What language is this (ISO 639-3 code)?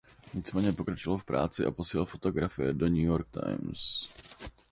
ces